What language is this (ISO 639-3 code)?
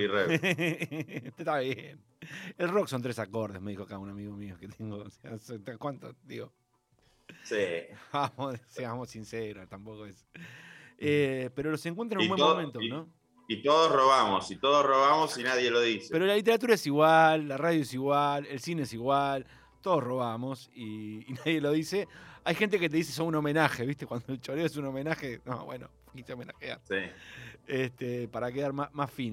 spa